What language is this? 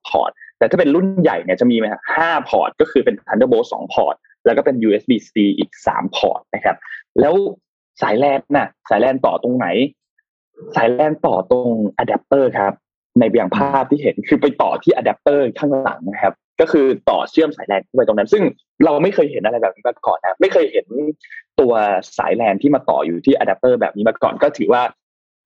Thai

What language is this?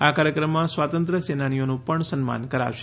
Gujarati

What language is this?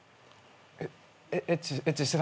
Japanese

